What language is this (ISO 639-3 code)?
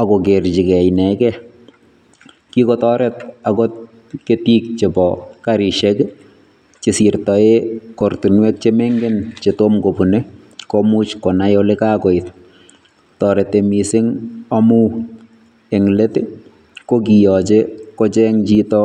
kln